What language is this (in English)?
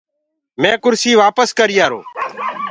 Gurgula